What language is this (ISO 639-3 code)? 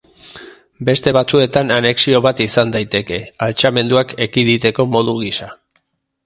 eus